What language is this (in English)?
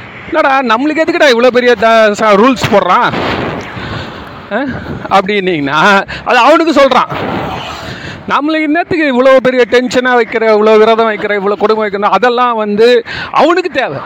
Tamil